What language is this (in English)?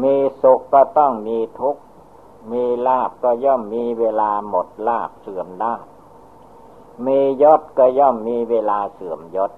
Thai